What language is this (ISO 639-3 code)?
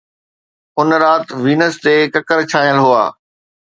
snd